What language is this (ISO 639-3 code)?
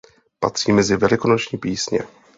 ces